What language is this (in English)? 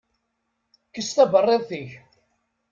Kabyle